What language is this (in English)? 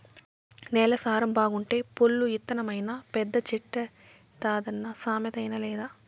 Telugu